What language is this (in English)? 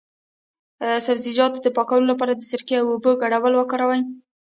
Pashto